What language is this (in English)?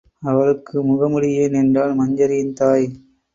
Tamil